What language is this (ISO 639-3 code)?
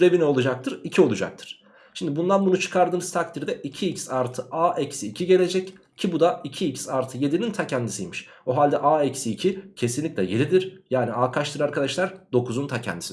tur